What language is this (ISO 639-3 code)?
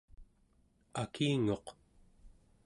esu